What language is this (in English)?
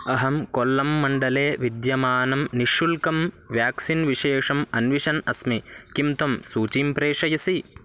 Sanskrit